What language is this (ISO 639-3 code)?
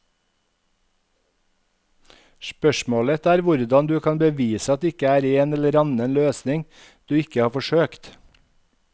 nor